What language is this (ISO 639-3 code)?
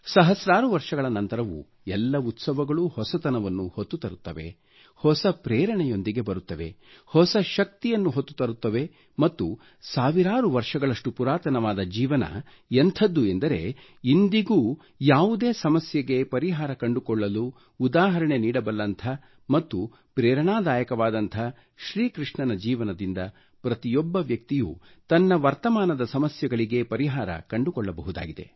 kan